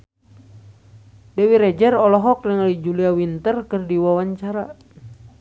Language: Sundanese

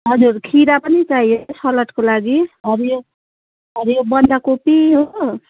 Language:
Nepali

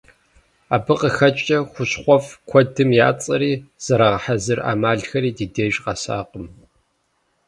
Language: Kabardian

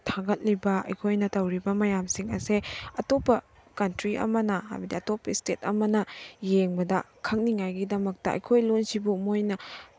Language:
Manipuri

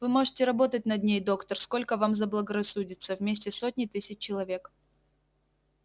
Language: Russian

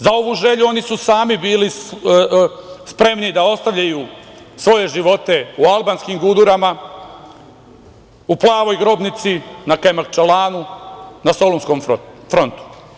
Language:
Serbian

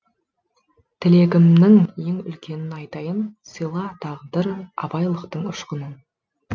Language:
Kazakh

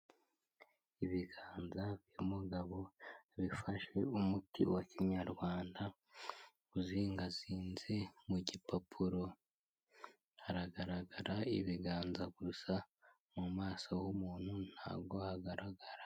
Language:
Kinyarwanda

